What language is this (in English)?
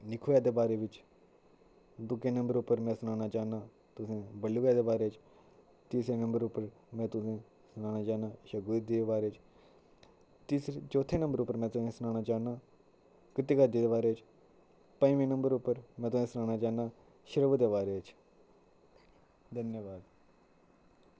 Dogri